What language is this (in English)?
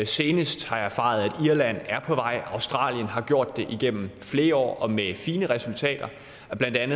Danish